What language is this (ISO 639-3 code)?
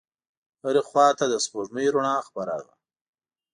pus